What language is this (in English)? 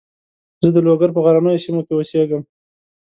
Pashto